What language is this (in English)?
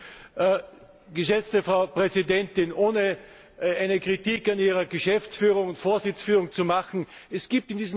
German